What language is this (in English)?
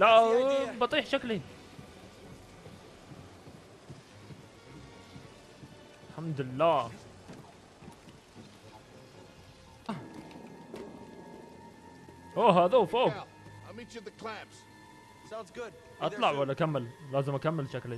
Arabic